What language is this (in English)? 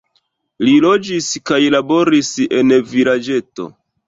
Esperanto